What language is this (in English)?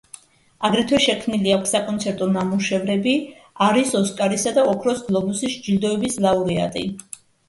Georgian